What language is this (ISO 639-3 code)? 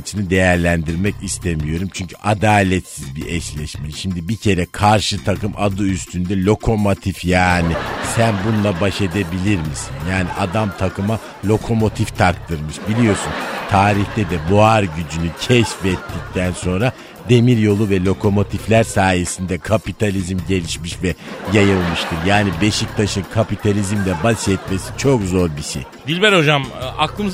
tur